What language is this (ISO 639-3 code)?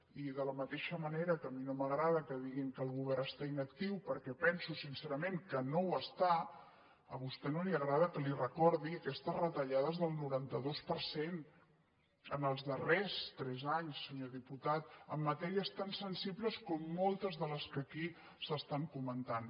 cat